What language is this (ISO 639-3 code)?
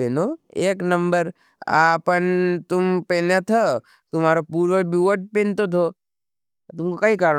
noe